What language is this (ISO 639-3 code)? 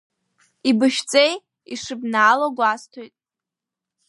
abk